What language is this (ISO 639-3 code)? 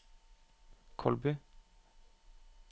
nor